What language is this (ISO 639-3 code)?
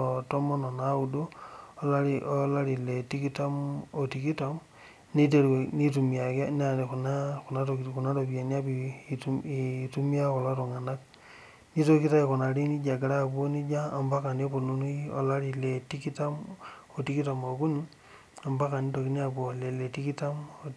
mas